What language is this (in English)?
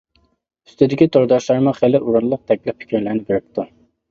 Uyghur